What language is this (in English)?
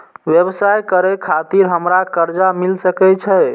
Maithili